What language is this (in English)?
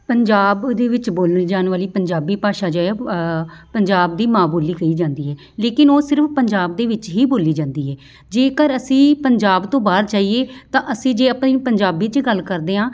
Punjabi